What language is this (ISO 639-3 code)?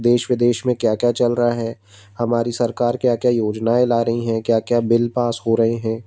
hin